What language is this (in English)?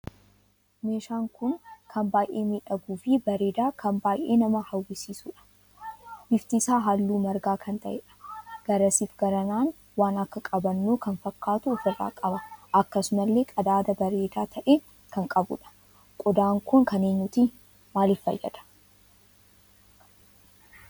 Oromo